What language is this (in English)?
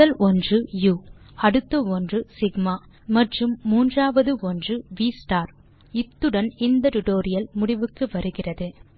Tamil